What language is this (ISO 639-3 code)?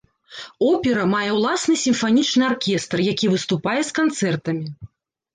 bel